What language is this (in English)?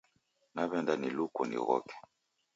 Taita